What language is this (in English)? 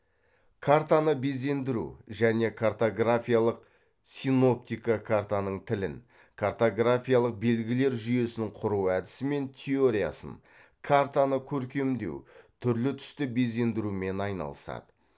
Kazakh